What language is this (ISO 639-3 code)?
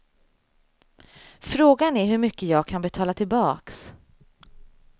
swe